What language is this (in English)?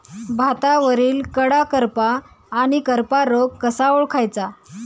Marathi